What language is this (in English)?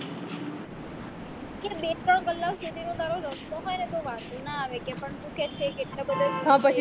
Gujarati